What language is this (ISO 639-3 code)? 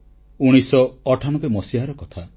ori